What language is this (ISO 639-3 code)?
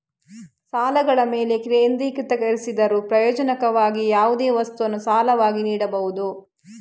kan